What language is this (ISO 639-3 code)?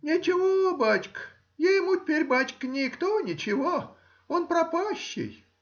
rus